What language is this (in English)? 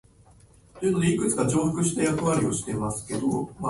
Japanese